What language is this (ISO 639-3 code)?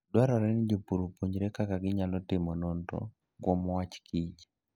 luo